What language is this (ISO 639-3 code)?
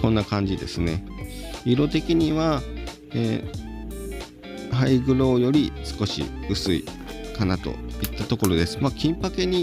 jpn